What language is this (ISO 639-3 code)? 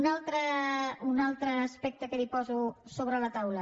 cat